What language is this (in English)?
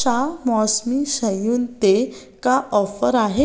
Sindhi